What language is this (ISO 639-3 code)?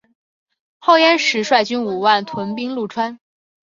zho